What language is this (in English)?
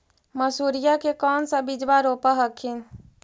Magahi